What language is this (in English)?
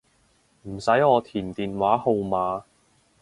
Cantonese